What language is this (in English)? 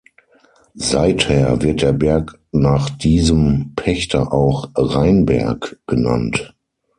German